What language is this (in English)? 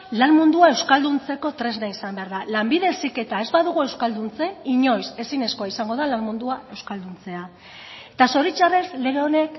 Basque